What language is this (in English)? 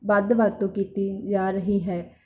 Punjabi